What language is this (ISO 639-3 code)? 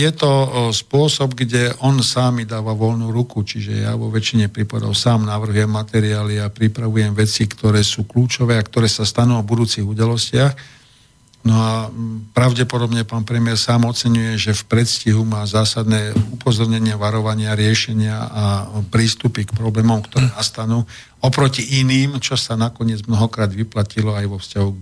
slk